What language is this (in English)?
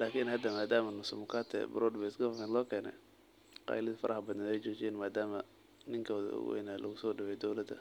Somali